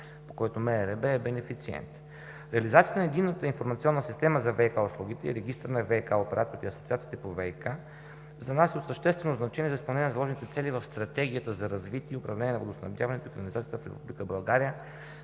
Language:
Bulgarian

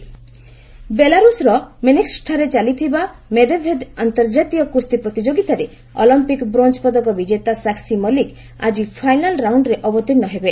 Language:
Odia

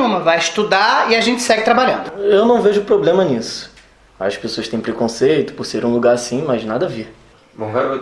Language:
Portuguese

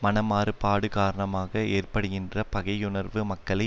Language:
Tamil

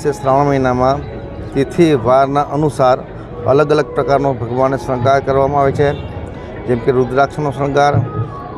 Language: Hindi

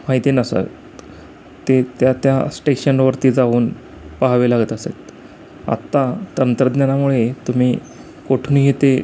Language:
Marathi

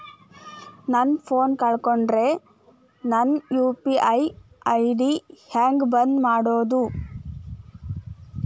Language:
Kannada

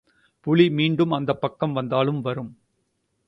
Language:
Tamil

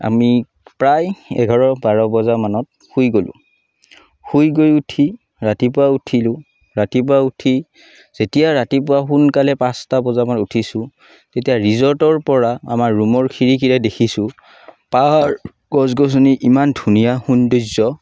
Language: Assamese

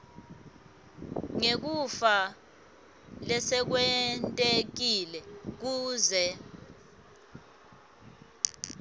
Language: Swati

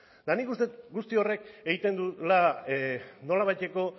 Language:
Basque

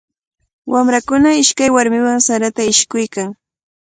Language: Cajatambo North Lima Quechua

